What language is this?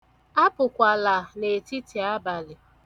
Igbo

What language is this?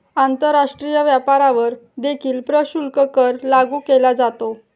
Marathi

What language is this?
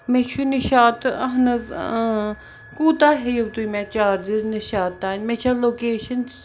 Kashmiri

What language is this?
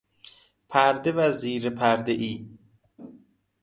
Persian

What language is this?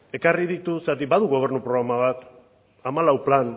Basque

